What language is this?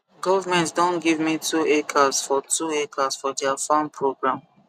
Nigerian Pidgin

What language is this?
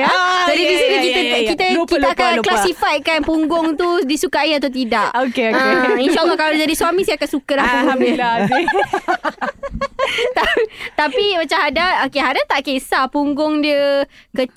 Malay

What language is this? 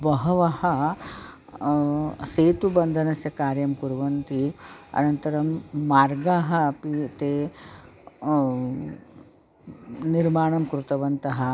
Sanskrit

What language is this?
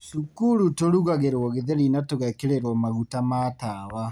Kikuyu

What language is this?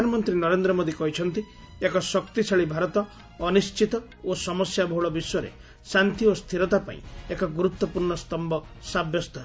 Odia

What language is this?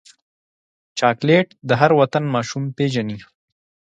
Pashto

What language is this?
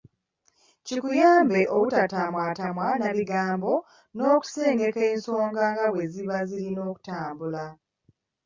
Ganda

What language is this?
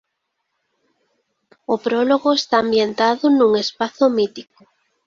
Galician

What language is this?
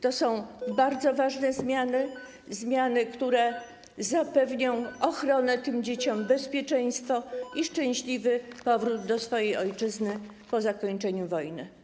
Polish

